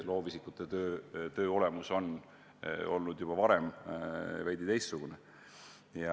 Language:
Estonian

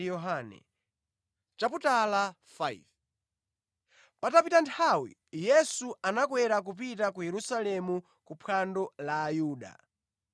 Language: Nyanja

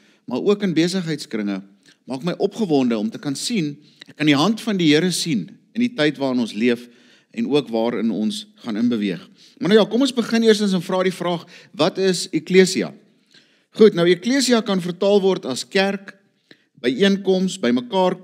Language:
Dutch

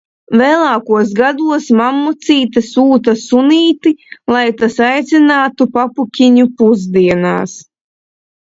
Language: Latvian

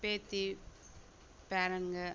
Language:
Tamil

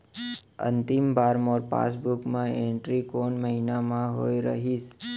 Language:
Chhattisgarhi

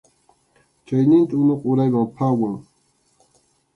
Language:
Arequipa-La Unión Quechua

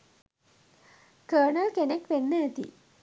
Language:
Sinhala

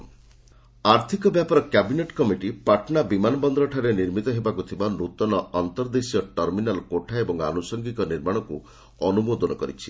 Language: Odia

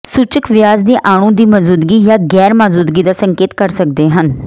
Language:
Punjabi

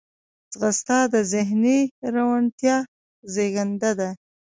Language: Pashto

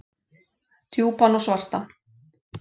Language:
Icelandic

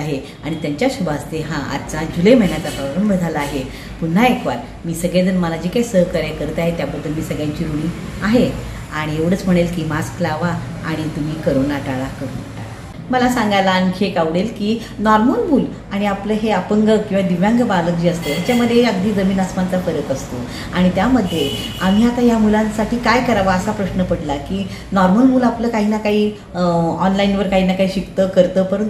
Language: Hindi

